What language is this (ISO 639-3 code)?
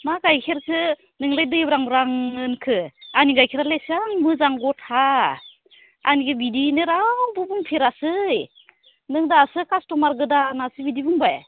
brx